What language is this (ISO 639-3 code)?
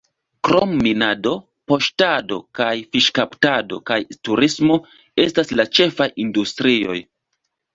epo